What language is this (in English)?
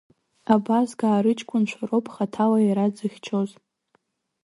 Abkhazian